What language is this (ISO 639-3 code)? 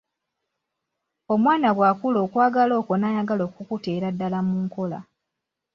lug